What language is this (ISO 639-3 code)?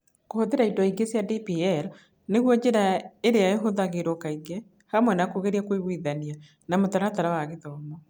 kik